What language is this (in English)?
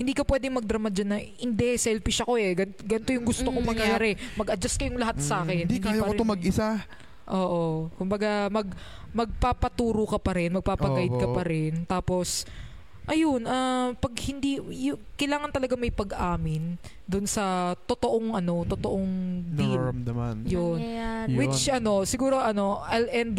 Filipino